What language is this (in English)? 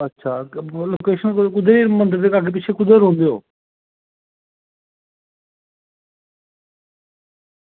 Dogri